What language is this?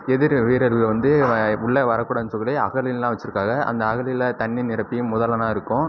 Tamil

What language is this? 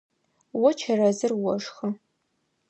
Adyghe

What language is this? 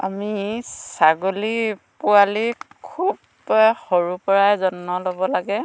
Assamese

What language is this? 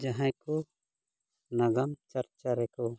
Santali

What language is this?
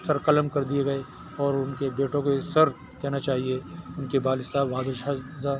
Urdu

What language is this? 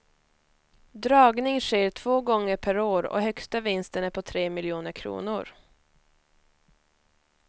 Swedish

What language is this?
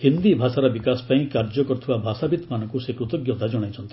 Odia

